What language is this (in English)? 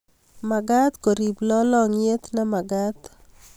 Kalenjin